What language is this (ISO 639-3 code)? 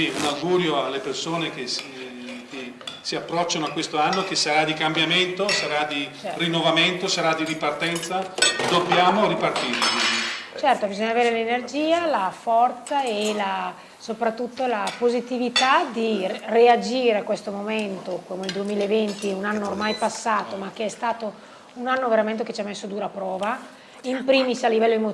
ita